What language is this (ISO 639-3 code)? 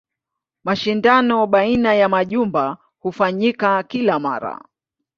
swa